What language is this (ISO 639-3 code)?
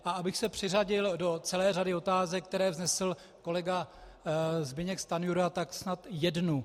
ces